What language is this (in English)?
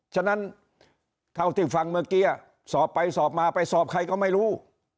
Thai